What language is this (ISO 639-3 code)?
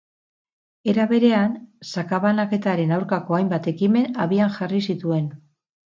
eus